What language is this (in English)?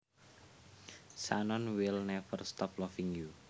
Javanese